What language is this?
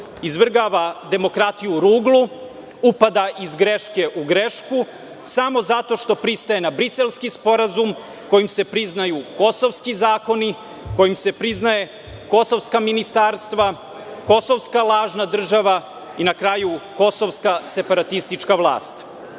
Serbian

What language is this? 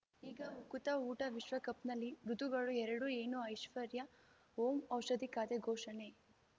Kannada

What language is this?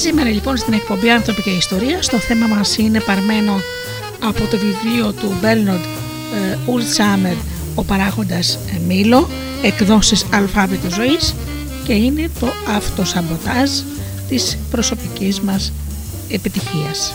Greek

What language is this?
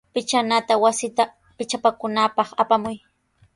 Sihuas Ancash Quechua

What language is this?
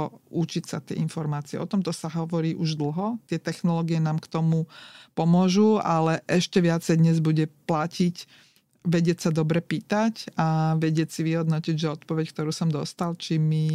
Slovak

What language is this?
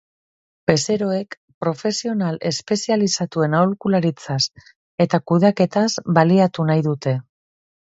Basque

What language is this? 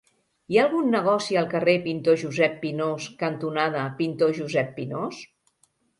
Catalan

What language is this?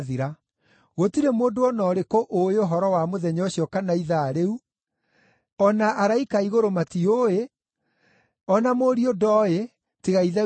Kikuyu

